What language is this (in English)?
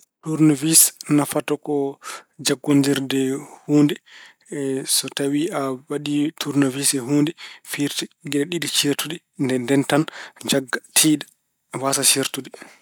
Fula